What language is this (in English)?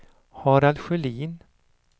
Swedish